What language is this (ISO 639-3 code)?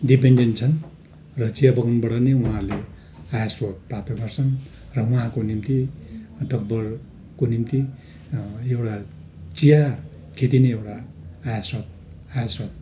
nep